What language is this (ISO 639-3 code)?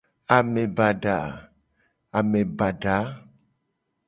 gej